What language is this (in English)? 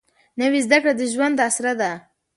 Pashto